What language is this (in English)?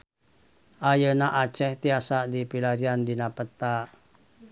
Sundanese